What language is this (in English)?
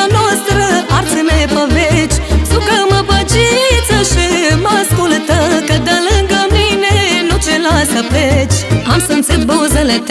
Romanian